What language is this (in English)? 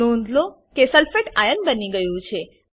Gujarati